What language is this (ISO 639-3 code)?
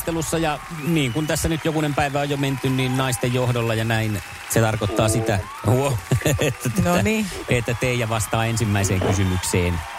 fin